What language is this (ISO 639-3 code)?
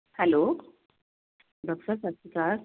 pan